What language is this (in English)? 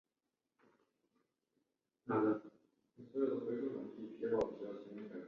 Chinese